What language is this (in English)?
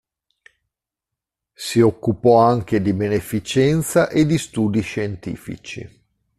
Italian